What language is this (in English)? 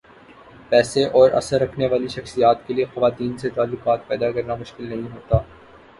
Urdu